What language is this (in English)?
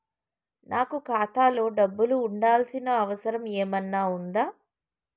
Telugu